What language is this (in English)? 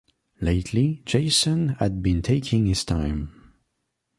English